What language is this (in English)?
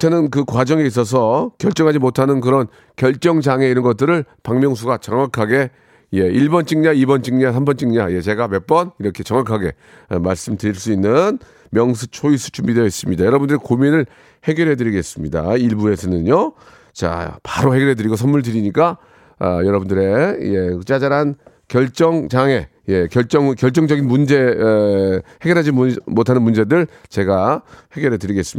Korean